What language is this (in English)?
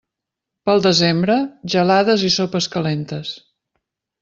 Catalan